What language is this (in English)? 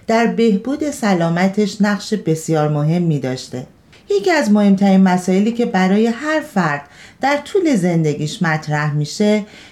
Persian